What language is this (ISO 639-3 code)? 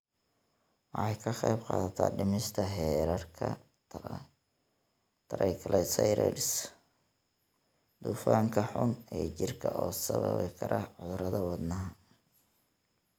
som